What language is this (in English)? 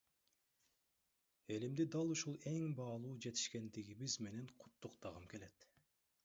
Kyrgyz